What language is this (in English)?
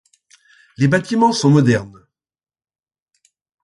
French